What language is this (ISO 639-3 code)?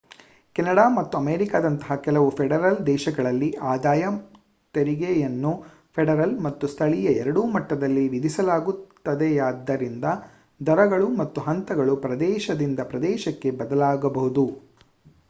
kan